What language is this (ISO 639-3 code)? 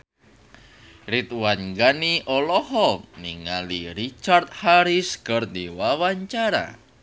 sun